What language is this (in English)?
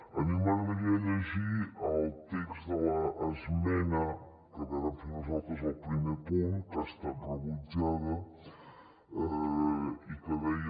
Catalan